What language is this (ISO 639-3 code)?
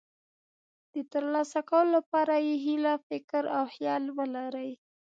pus